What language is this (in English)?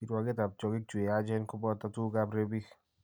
Kalenjin